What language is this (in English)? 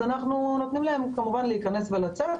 Hebrew